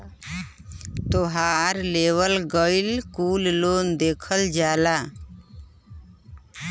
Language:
Bhojpuri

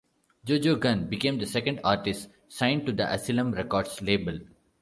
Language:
English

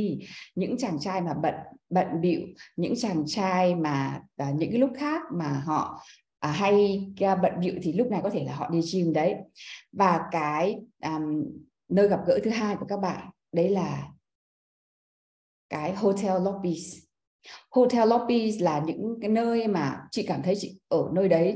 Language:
Vietnamese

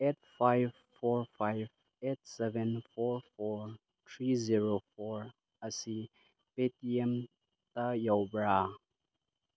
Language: Manipuri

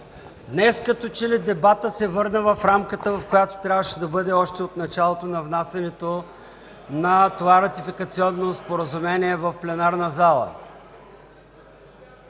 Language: Bulgarian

